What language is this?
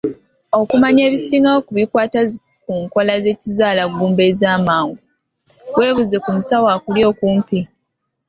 Ganda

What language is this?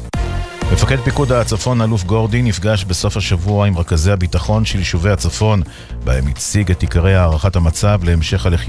Hebrew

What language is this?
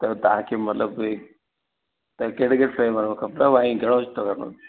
Sindhi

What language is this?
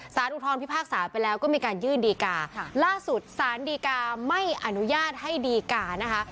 Thai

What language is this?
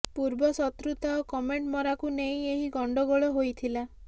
Odia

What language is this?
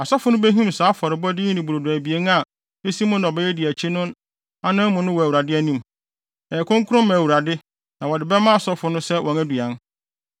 Akan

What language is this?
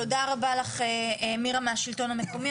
Hebrew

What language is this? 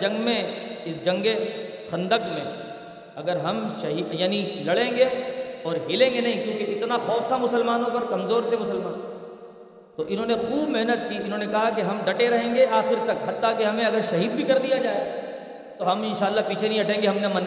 Urdu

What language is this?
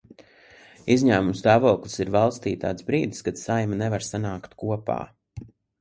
Latvian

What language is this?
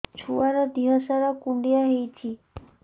Odia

